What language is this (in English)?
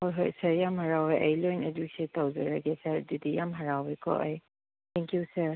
Manipuri